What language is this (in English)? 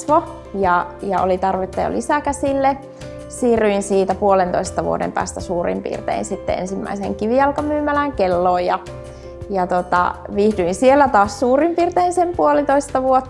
Finnish